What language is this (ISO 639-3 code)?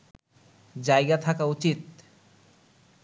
ben